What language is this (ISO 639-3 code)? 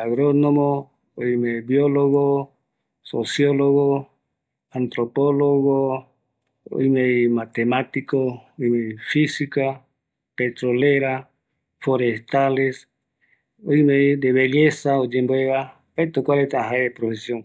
gui